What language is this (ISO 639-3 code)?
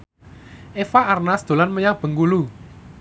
jav